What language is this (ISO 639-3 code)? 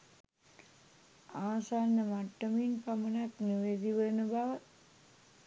sin